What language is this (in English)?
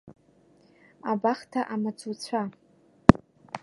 Abkhazian